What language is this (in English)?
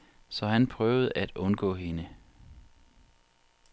Danish